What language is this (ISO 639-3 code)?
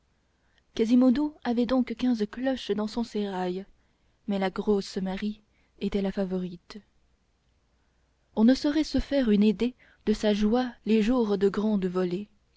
fra